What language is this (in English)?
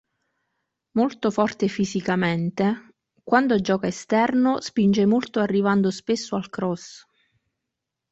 Italian